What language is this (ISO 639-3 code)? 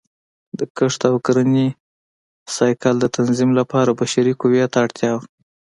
pus